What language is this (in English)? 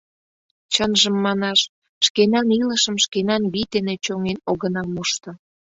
Mari